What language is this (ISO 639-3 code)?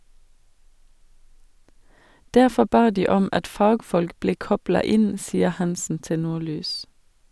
nor